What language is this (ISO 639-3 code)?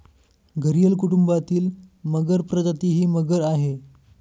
mar